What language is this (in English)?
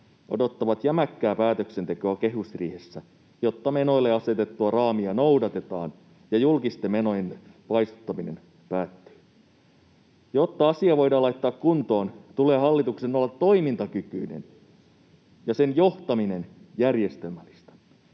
Finnish